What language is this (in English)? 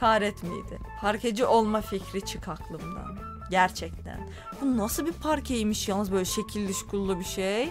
Turkish